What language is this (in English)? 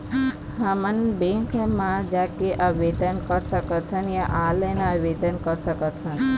Chhattisgarhi